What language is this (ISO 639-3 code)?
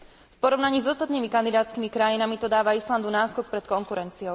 slk